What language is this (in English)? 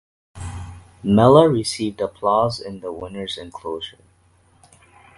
English